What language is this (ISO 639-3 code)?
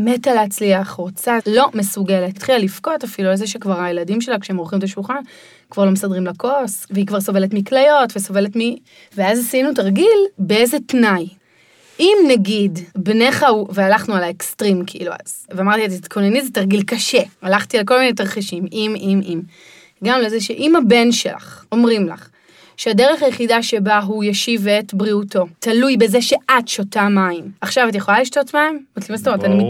heb